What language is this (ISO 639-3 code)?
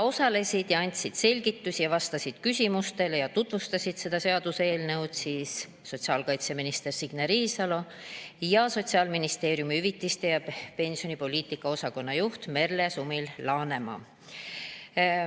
est